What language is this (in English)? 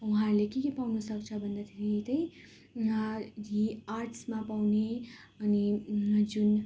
Nepali